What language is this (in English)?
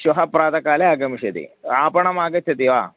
Sanskrit